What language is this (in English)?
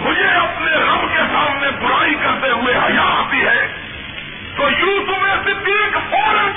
Urdu